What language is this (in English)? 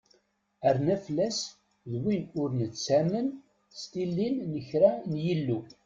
Kabyle